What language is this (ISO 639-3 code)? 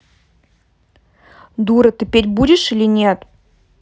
rus